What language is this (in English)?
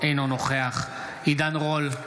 Hebrew